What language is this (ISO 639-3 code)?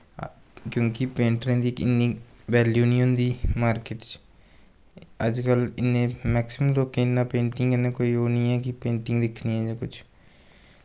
doi